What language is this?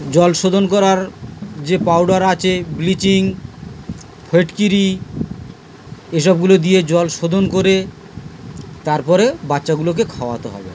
Bangla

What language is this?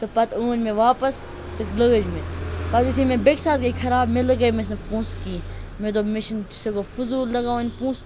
Kashmiri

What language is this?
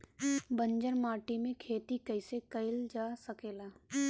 Bhojpuri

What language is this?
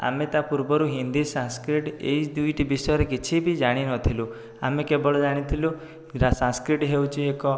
Odia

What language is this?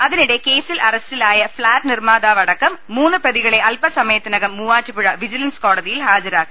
Malayalam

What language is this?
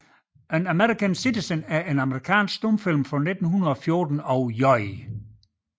Danish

